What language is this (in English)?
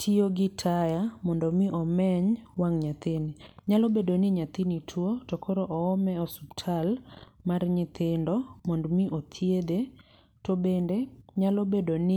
Luo (Kenya and Tanzania)